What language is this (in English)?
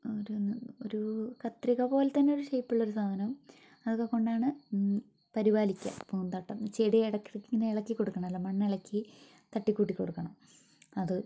Malayalam